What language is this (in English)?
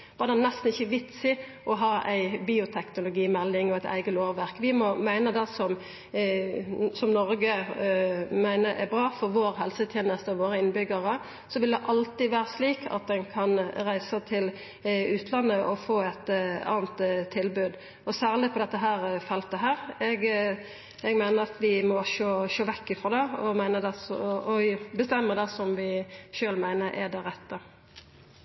Norwegian Nynorsk